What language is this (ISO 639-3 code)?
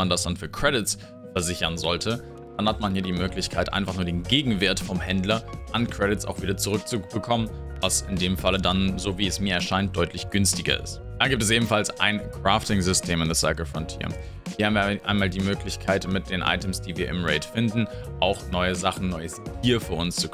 deu